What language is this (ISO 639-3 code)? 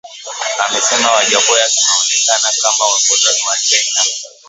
swa